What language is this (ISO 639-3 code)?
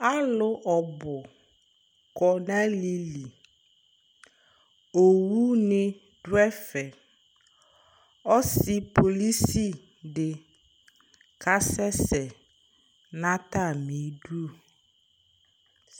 kpo